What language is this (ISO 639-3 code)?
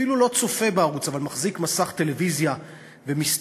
heb